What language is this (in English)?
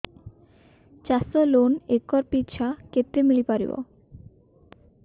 Odia